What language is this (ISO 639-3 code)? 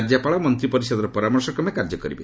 ori